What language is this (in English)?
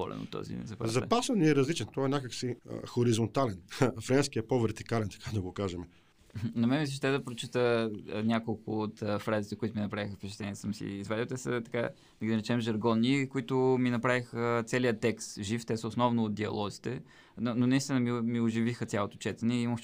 Bulgarian